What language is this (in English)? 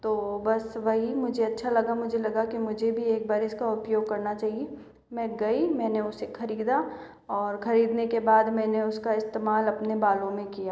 Hindi